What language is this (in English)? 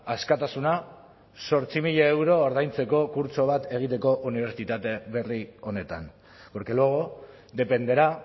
Basque